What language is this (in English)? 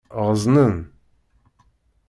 Kabyle